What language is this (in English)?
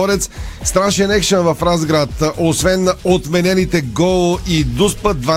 Bulgarian